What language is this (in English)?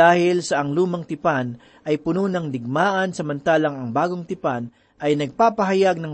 Filipino